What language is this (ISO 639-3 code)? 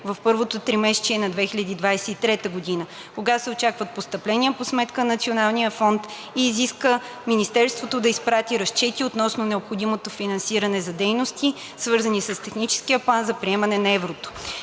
bul